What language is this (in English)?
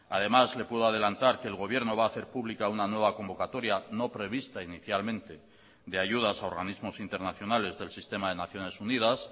Spanish